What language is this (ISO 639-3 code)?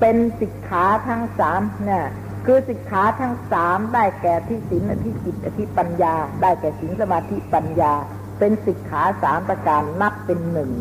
tha